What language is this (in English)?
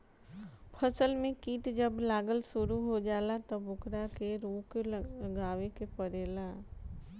Bhojpuri